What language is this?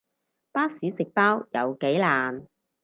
Cantonese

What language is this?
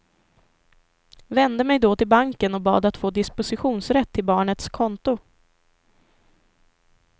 Swedish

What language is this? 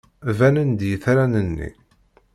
Kabyle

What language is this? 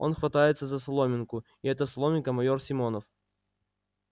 Russian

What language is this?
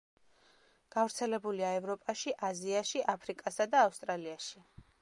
Georgian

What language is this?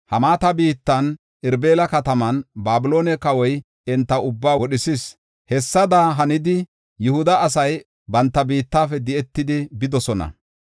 Gofa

